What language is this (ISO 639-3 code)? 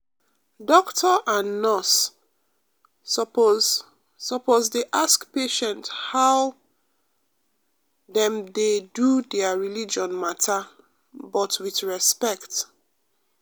pcm